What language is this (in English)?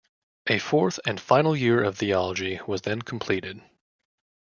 English